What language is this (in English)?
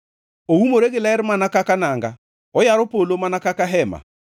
Luo (Kenya and Tanzania)